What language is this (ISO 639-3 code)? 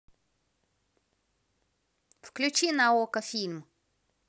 rus